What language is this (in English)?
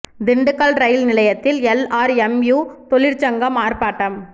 Tamil